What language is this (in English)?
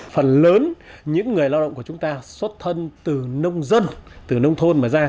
Vietnamese